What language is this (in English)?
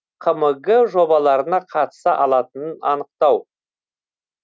Kazakh